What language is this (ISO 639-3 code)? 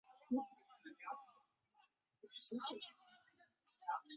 zho